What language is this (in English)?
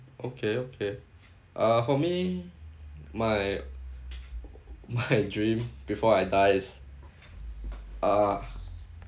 English